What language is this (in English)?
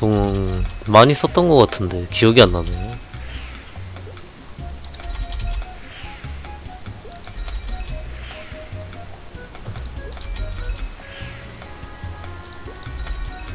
Korean